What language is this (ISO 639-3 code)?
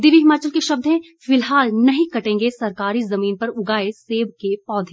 hin